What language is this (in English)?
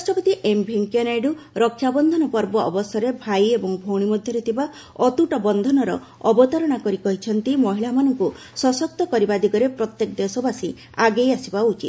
Odia